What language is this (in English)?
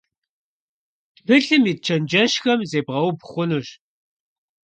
Kabardian